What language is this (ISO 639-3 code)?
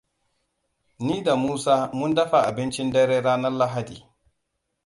hau